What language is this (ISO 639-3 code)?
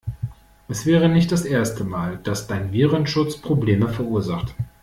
deu